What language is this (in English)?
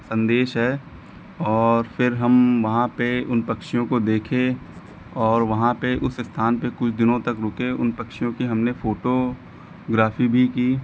Hindi